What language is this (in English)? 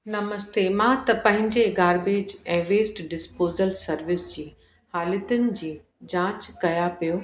Sindhi